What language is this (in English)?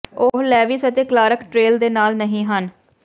Punjabi